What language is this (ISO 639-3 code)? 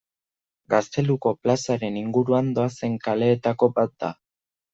eus